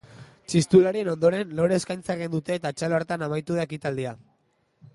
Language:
Basque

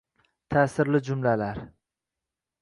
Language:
Uzbek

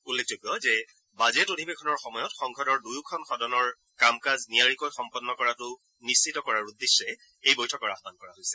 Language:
Assamese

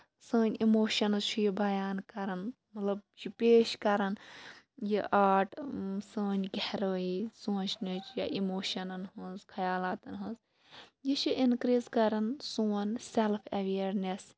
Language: Kashmiri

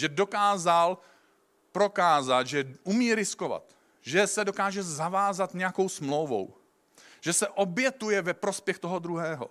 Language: Czech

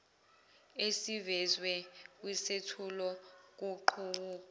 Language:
Zulu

